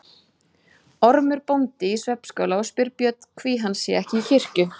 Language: Icelandic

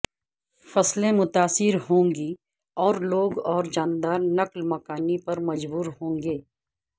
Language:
Urdu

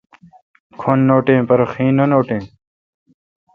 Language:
Kalkoti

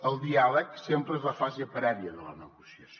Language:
Catalan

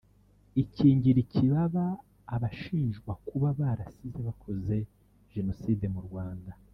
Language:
Kinyarwanda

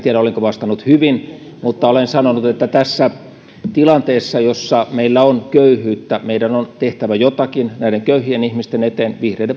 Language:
Finnish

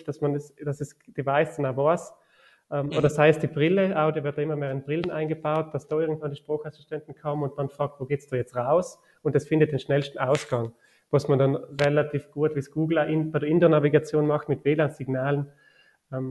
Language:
German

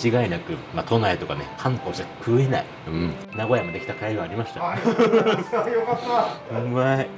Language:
Japanese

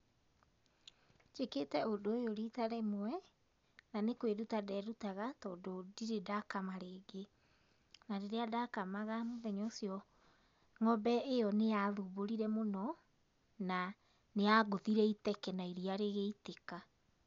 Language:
Kikuyu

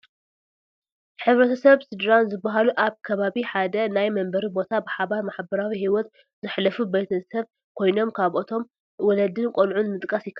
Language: Tigrinya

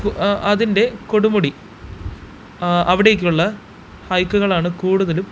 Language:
Malayalam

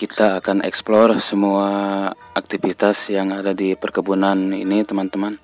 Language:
Indonesian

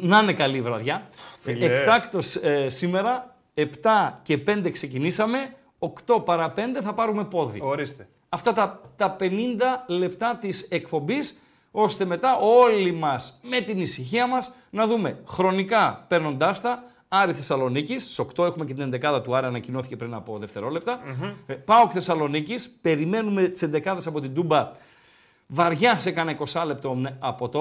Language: Greek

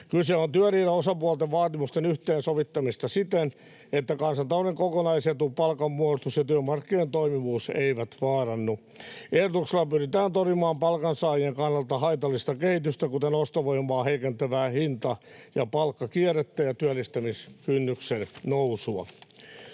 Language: Finnish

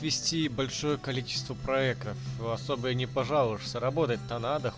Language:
Russian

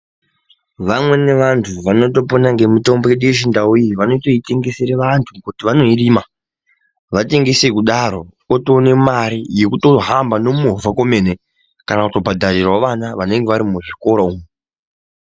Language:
Ndau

